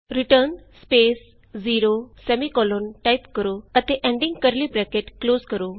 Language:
Punjabi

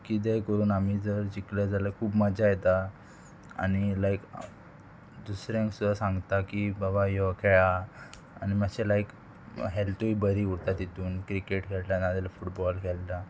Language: Konkani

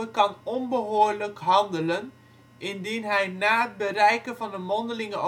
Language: Dutch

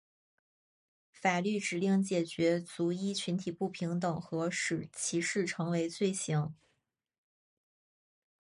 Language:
Chinese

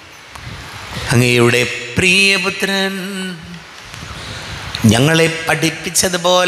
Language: Malayalam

